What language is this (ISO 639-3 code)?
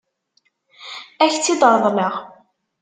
kab